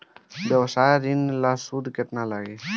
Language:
Bhojpuri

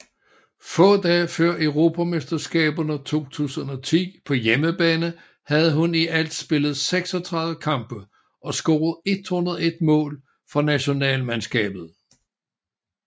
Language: Danish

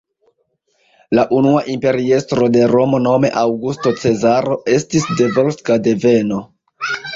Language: Esperanto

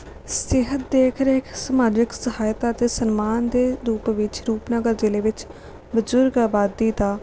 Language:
Punjabi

